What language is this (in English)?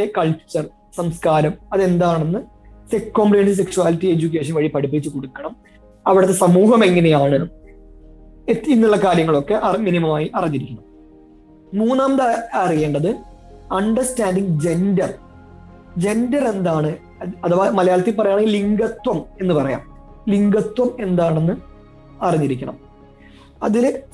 Malayalam